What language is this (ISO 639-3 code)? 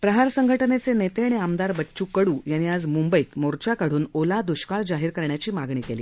mar